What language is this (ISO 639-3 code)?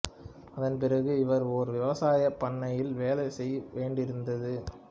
tam